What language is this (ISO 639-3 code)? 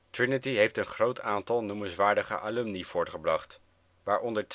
nld